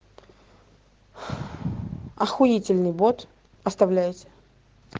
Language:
Russian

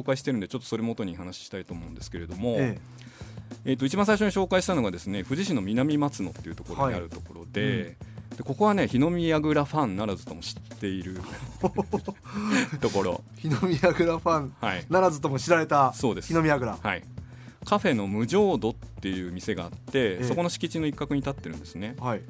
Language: Japanese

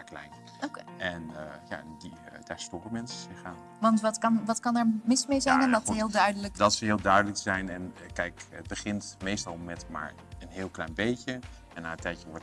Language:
Dutch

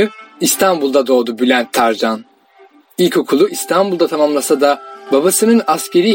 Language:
Turkish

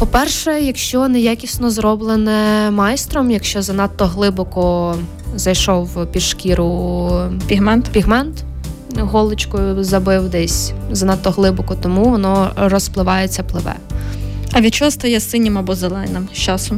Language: Ukrainian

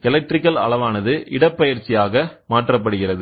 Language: Tamil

